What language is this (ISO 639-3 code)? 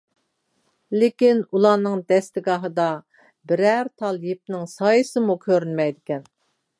uig